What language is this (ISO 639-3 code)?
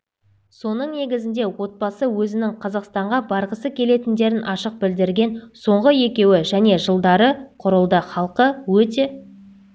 kaz